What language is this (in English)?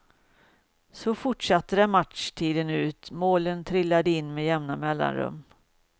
Swedish